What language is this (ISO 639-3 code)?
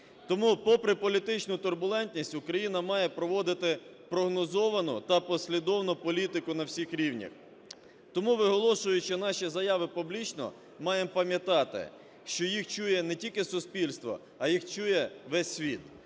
ukr